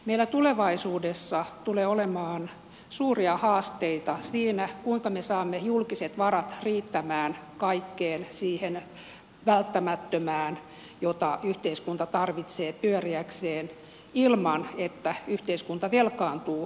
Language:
Finnish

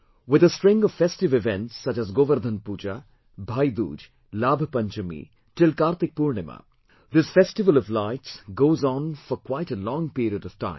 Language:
English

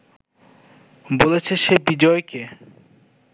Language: Bangla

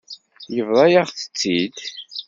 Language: Kabyle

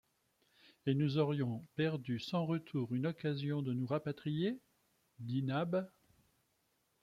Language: French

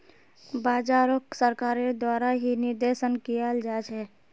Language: Magahi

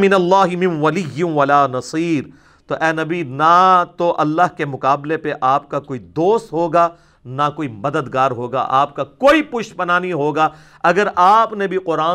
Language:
Urdu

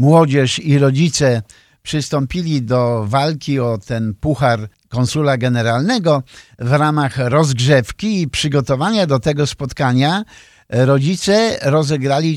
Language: Polish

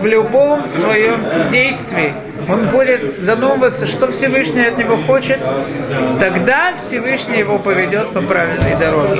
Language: Russian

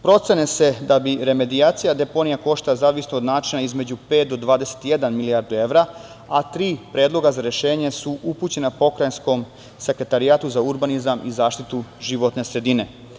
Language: Serbian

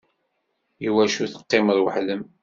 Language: Kabyle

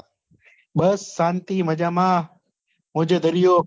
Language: Gujarati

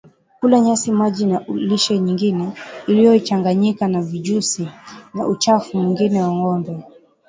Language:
Swahili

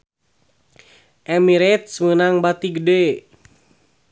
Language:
Sundanese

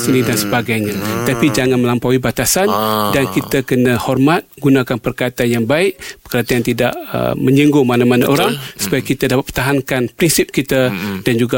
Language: Malay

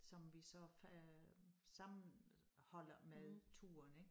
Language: Danish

